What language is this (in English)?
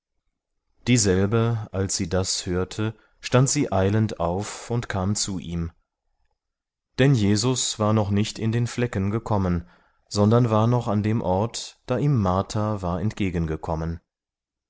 German